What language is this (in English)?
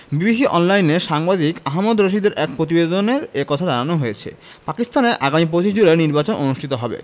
Bangla